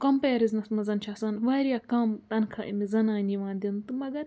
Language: Kashmiri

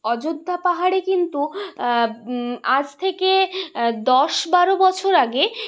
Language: Bangla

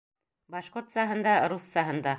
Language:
Bashkir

